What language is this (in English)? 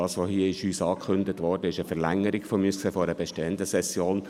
Swiss German